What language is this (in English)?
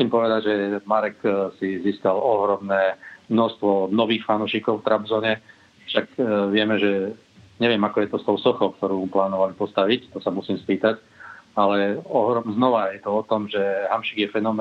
Slovak